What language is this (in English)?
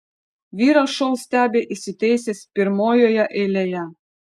Lithuanian